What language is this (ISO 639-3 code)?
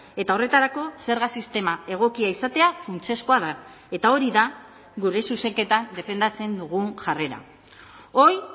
eus